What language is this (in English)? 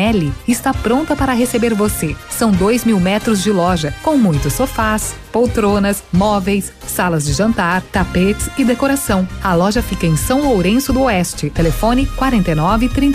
Portuguese